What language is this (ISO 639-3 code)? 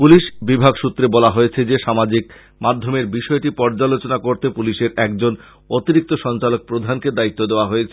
ben